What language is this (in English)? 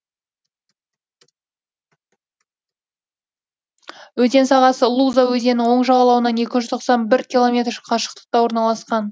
Kazakh